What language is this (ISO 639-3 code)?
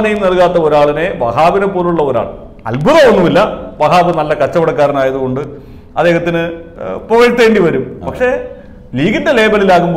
tur